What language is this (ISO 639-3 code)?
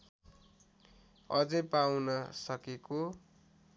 nep